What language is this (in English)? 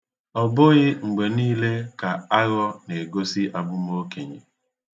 Igbo